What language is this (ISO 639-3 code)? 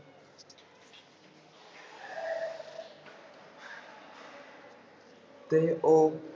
pan